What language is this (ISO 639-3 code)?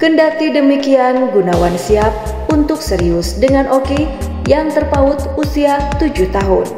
ind